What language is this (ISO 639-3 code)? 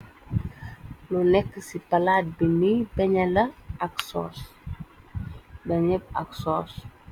wol